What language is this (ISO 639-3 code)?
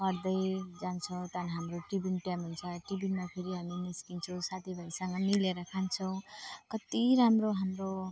nep